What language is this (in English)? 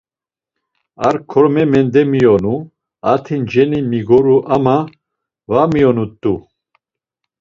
Laz